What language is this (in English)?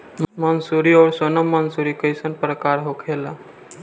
Bhojpuri